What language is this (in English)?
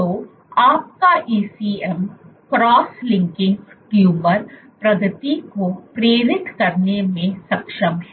Hindi